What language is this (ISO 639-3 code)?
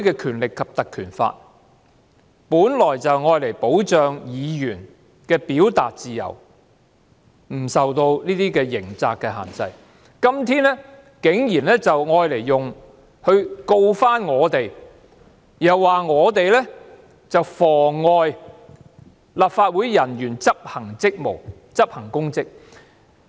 yue